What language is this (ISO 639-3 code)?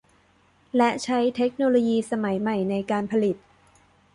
tha